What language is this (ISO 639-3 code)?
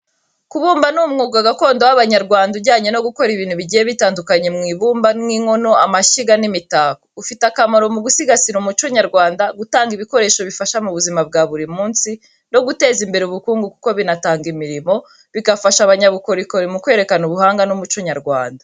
kin